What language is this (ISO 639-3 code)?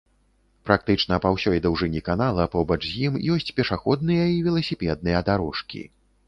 bel